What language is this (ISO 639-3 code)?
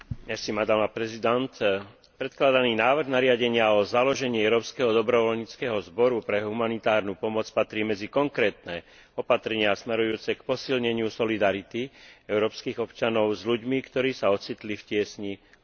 slk